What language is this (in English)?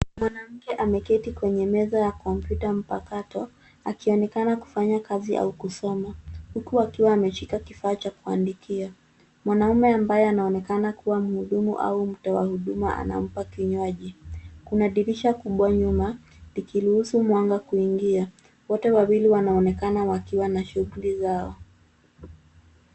Swahili